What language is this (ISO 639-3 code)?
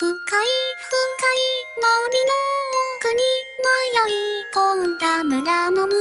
kor